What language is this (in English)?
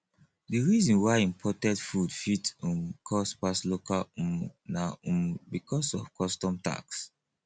Nigerian Pidgin